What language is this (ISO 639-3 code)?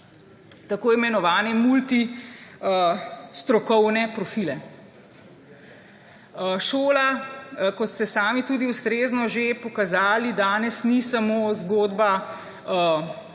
slv